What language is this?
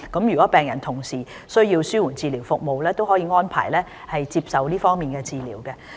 Cantonese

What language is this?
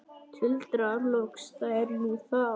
Icelandic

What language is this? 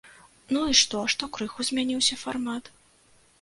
Belarusian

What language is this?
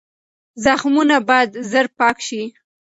Pashto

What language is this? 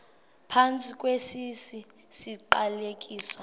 Xhosa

